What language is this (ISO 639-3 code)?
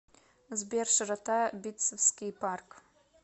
rus